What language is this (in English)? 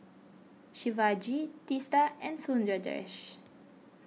English